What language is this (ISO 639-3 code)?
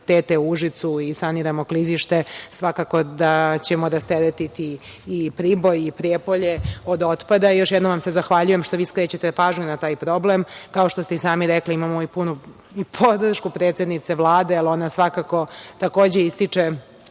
srp